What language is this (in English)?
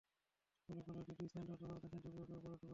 Bangla